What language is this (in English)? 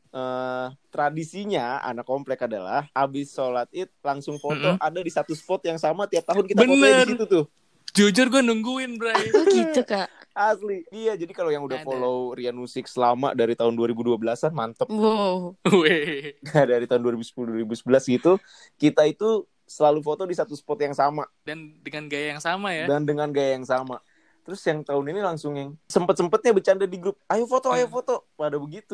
Indonesian